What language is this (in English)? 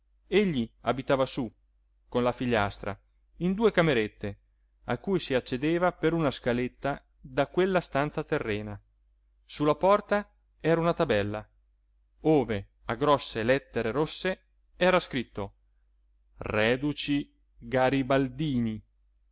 Italian